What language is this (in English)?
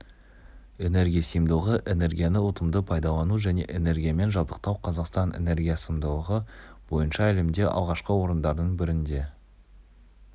Kazakh